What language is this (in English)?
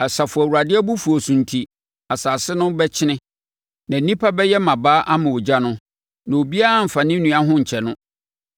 Akan